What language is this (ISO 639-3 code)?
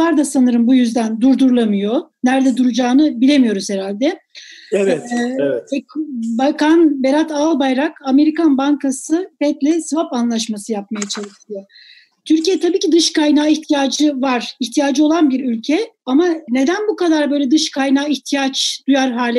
tur